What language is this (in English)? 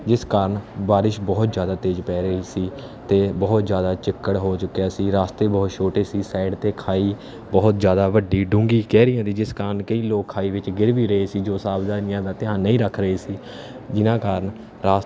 Punjabi